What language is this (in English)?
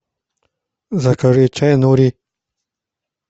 Russian